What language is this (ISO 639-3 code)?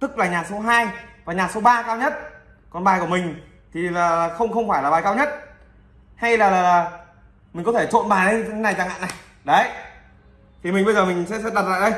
vie